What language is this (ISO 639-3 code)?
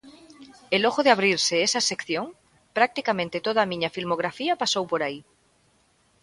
glg